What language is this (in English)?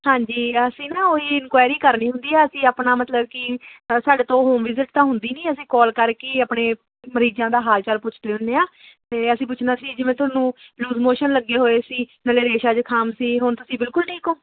Punjabi